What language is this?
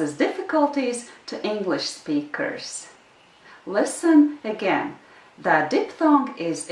English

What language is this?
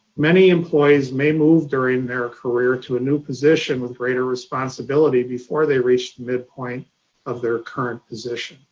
English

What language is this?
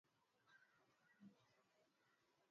Swahili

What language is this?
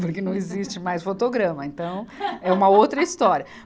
Portuguese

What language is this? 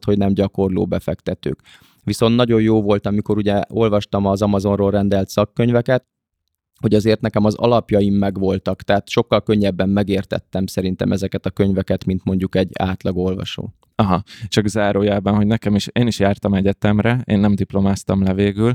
Hungarian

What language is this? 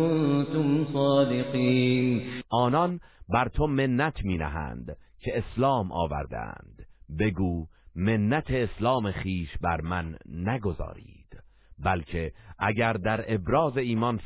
Persian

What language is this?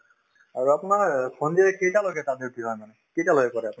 Assamese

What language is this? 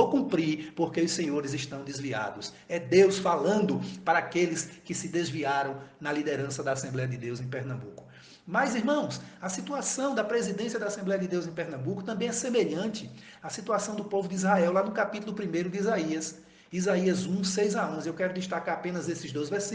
Portuguese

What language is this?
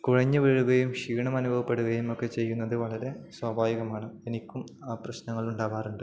Malayalam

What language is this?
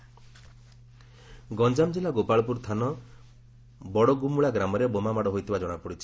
Odia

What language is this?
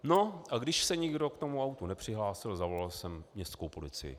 Czech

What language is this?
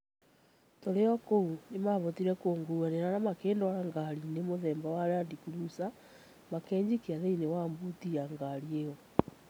Kikuyu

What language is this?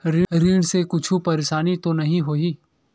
Chhattisgarhi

